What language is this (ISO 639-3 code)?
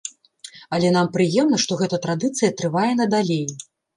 bel